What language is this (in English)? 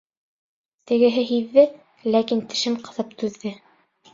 Bashkir